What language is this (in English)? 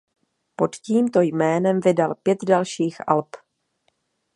Czech